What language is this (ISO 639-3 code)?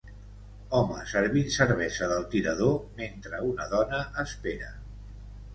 cat